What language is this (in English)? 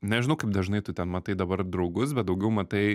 Lithuanian